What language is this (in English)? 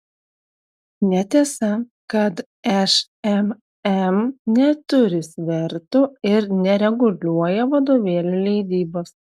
Lithuanian